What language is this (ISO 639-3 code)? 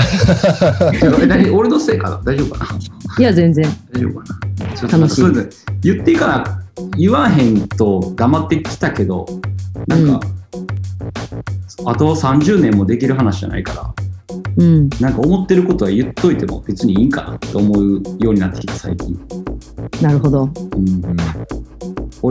jpn